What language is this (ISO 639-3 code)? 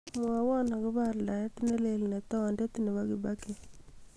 kln